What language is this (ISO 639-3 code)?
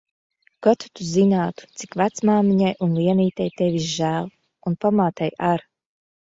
lav